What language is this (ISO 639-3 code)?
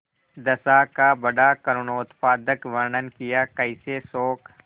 hin